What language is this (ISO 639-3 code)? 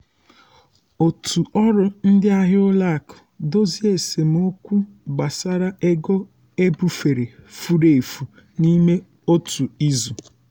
ibo